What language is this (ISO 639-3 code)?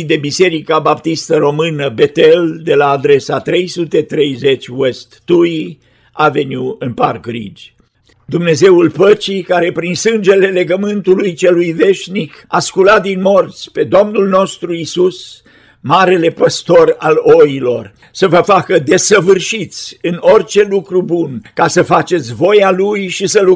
ron